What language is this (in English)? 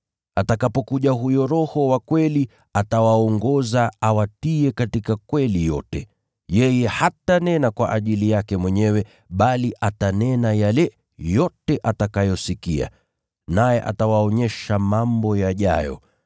Swahili